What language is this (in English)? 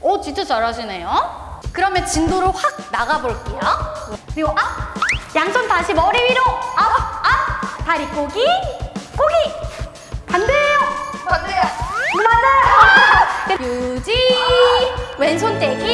Korean